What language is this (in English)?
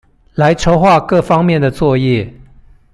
Chinese